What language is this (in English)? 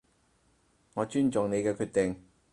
Cantonese